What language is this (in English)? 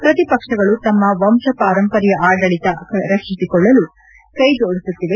Kannada